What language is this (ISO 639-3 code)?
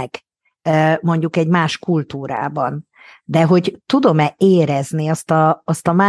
hun